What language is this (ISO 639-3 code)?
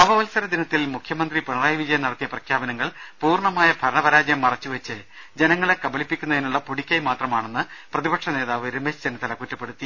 mal